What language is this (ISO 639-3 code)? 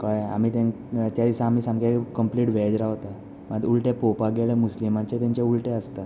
kok